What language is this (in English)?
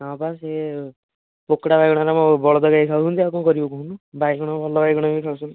Odia